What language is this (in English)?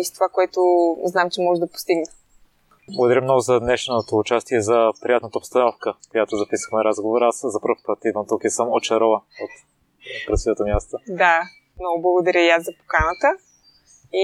Bulgarian